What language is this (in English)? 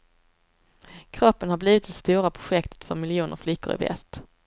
Swedish